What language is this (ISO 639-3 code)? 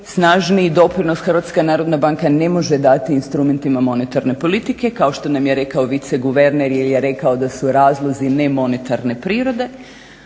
hrv